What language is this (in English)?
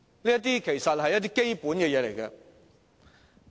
Cantonese